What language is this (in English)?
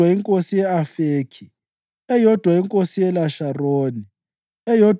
North Ndebele